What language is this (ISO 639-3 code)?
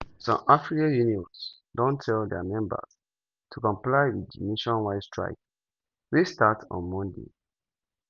pcm